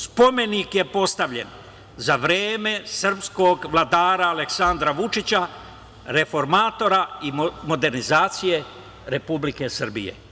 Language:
Serbian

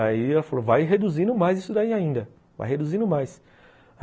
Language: Portuguese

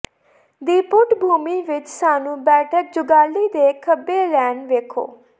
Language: Punjabi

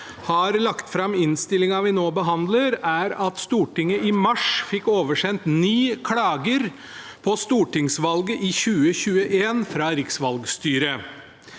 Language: Norwegian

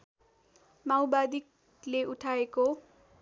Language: Nepali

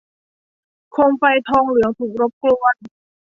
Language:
Thai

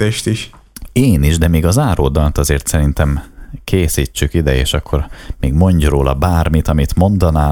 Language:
Hungarian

